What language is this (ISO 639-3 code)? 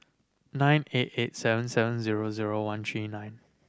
eng